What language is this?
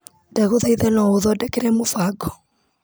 Kikuyu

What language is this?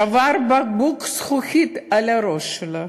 Hebrew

